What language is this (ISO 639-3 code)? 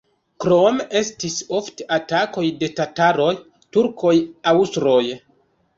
epo